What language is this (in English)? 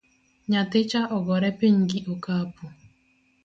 Luo (Kenya and Tanzania)